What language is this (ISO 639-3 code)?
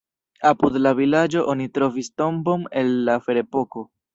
epo